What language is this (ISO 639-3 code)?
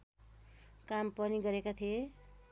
nep